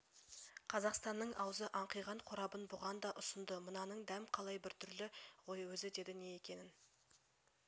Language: Kazakh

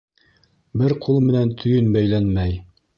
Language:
Bashkir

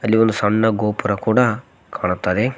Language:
Kannada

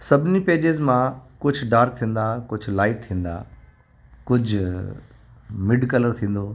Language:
Sindhi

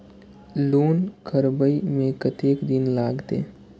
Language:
Maithili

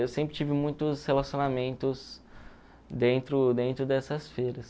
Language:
Portuguese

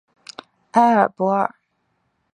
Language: Chinese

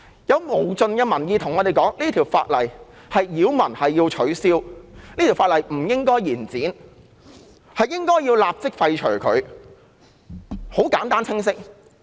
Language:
Cantonese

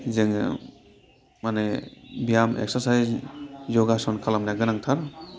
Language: Bodo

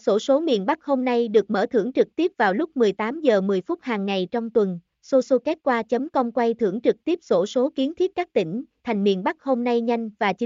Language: Vietnamese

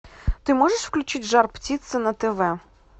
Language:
Russian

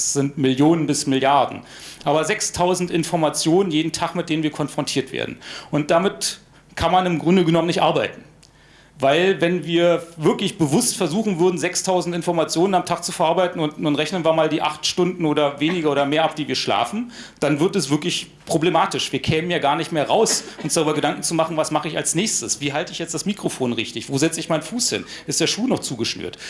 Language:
German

